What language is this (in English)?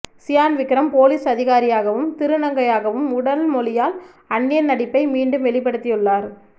Tamil